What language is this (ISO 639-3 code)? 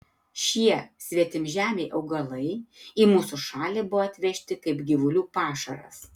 lit